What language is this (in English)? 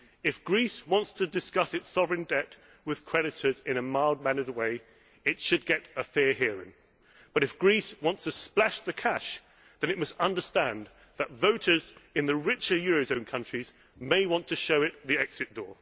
English